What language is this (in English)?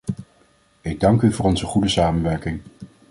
Dutch